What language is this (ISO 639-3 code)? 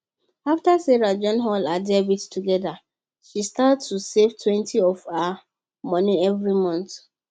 pcm